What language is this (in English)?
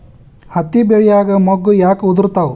Kannada